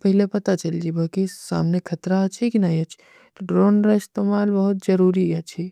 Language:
Kui (India)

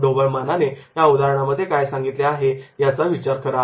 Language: Marathi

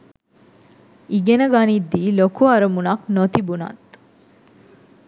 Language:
Sinhala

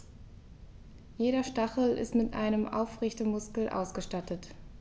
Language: German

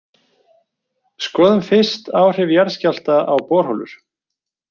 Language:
Icelandic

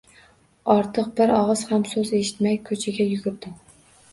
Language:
Uzbek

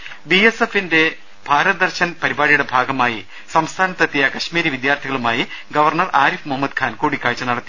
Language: Malayalam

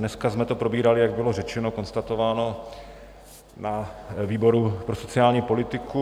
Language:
Czech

